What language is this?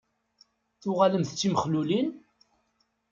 Kabyle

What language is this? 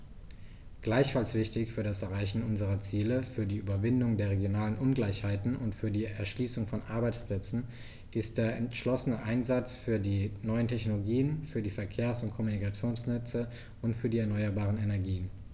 German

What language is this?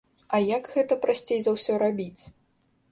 Belarusian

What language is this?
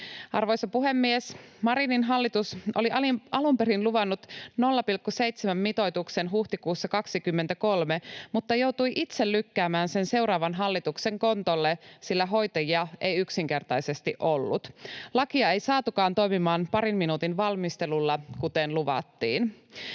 Finnish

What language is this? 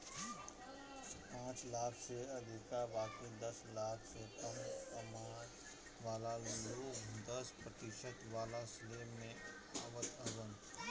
Bhojpuri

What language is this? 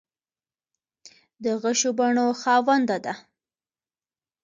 Pashto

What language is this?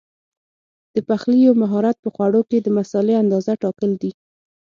Pashto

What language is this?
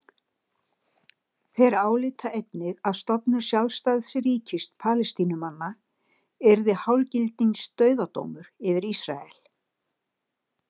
Icelandic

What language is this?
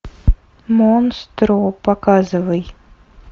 Russian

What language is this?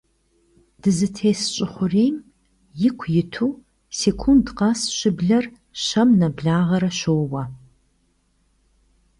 Kabardian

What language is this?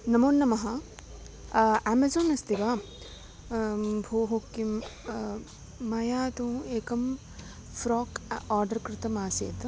Sanskrit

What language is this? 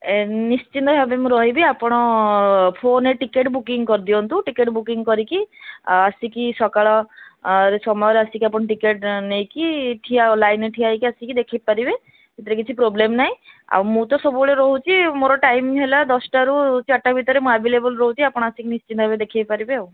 Odia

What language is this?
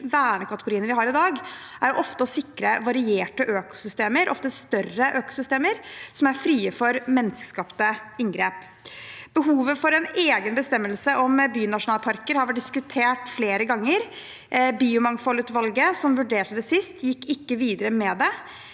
Norwegian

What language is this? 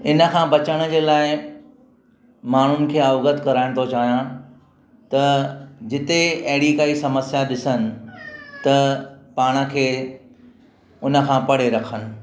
Sindhi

